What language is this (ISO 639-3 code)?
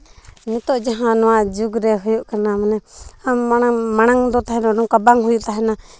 sat